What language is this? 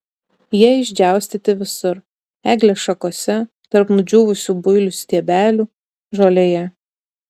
Lithuanian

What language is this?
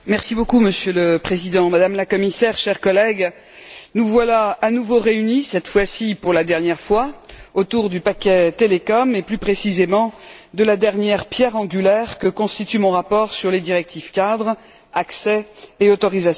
French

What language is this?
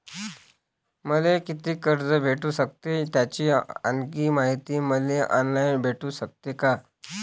Marathi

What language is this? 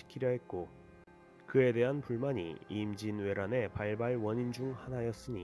Korean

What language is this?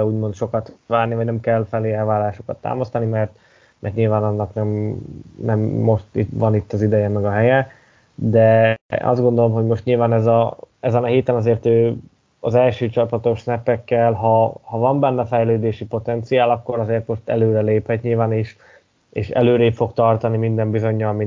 Hungarian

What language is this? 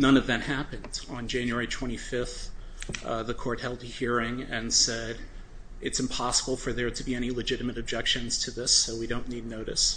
English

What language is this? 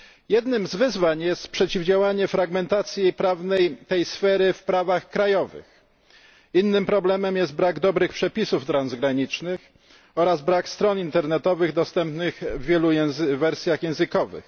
Polish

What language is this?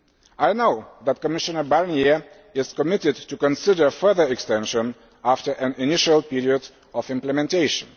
English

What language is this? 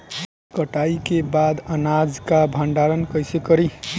Bhojpuri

